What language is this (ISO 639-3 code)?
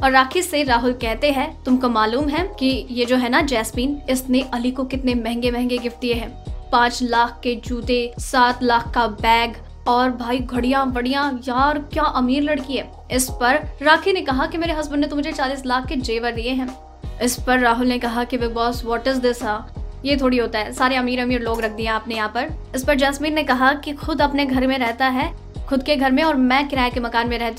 hin